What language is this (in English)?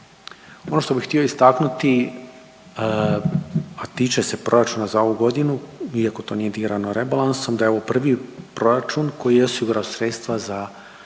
Croatian